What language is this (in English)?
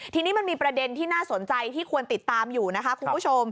Thai